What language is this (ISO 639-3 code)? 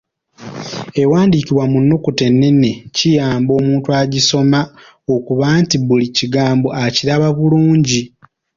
lug